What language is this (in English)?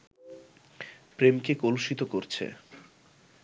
Bangla